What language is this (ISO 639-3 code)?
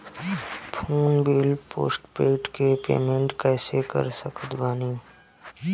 bho